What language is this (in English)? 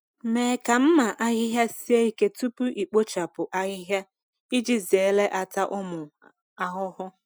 Igbo